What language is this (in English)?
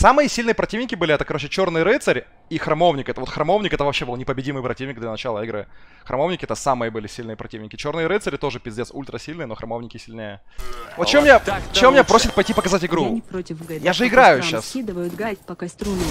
Russian